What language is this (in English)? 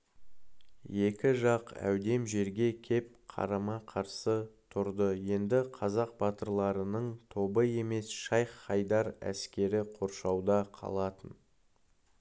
Kazakh